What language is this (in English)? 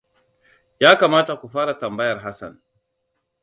Hausa